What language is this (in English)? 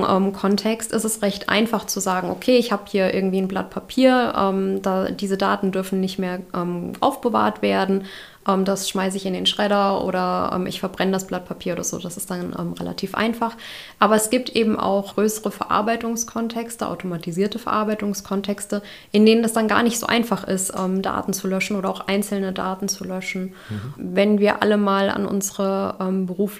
German